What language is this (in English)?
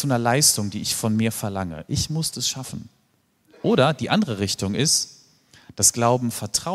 German